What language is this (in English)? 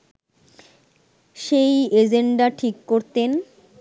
Bangla